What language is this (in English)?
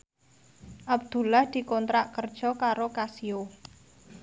Javanese